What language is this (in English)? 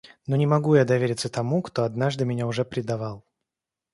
Russian